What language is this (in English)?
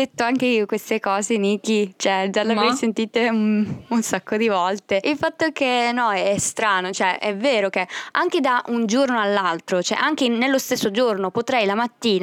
Italian